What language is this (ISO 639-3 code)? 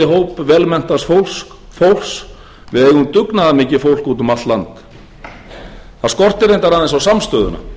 isl